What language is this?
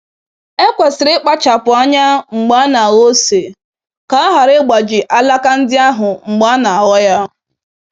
Igbo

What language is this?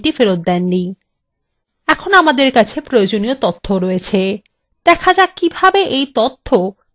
Bangla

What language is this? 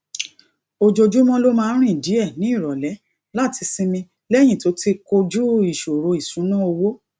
Yoruba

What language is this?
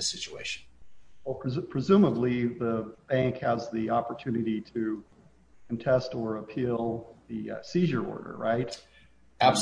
English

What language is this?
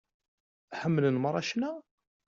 Kabyle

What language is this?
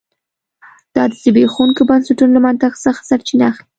Pashto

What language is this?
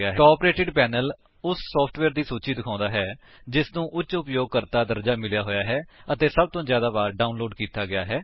Punjabi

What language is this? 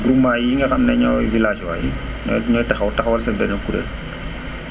Wolof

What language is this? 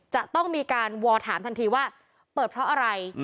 Thai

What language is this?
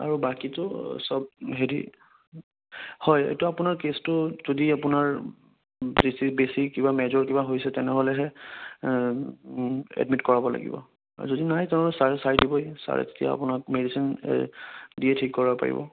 Assamese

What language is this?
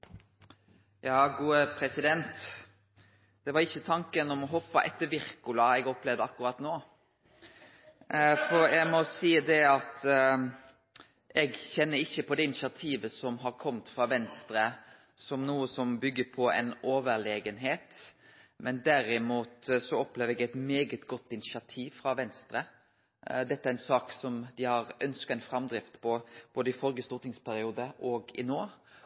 Norwegian Nynorsk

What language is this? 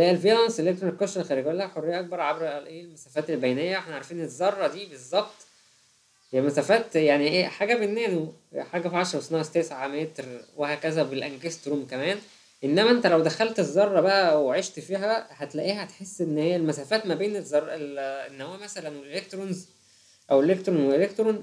Arabic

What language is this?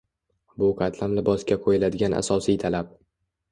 Uzbek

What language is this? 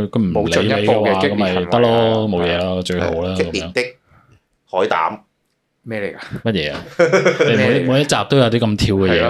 Chinese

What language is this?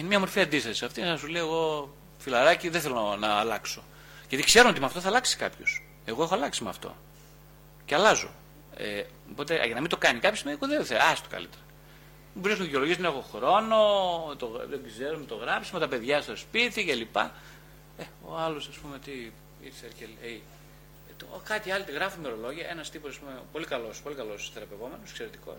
Greek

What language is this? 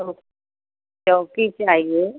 Hindi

